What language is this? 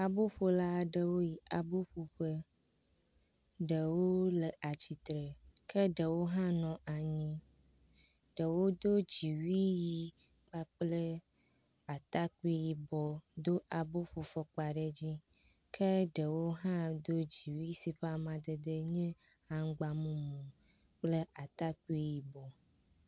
Ewe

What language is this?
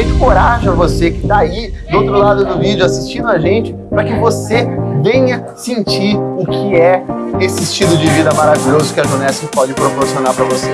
Portuguese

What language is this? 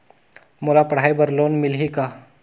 Chhattisgarhi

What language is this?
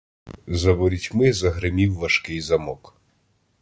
Ukrainian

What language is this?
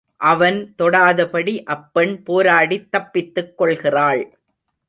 Tamil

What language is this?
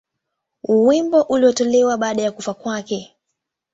Swahili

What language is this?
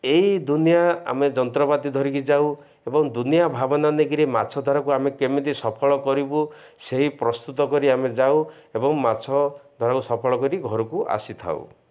Odia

